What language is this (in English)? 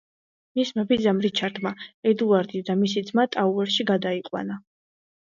Georgian